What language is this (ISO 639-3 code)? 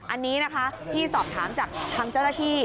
tha